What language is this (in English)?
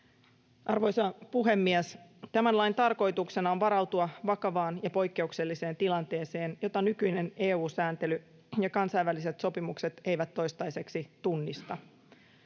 Finnish